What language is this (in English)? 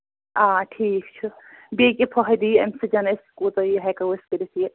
Kashmiri